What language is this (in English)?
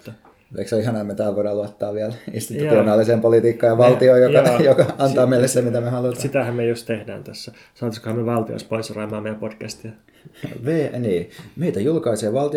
Finnish